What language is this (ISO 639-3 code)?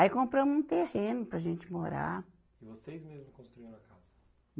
por